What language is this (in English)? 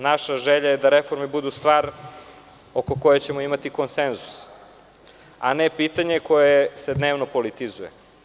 Serbian